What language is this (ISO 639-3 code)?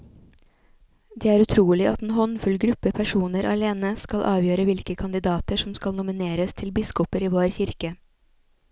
nor